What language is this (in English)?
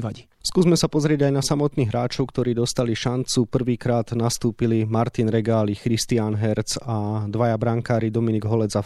Slovak